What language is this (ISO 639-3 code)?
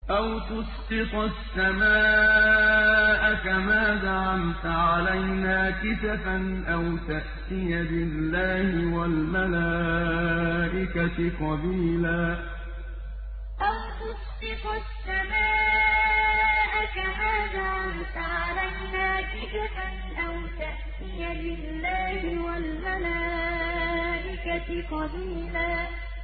ara